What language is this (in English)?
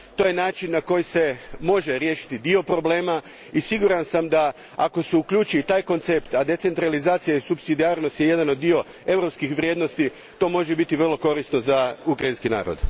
Croatian